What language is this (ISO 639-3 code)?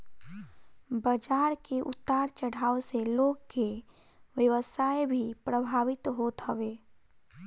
bho